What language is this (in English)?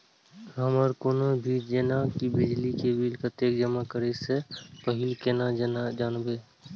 Maithili